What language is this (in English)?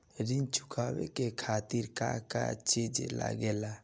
Bhojpuri